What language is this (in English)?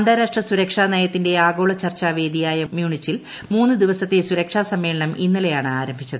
Malayalam